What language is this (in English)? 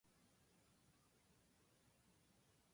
Japanese